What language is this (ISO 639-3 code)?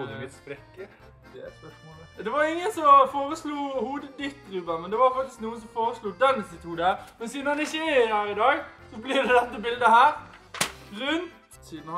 nor